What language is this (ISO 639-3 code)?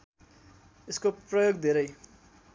nep